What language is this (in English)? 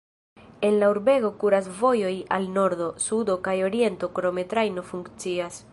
Esperanto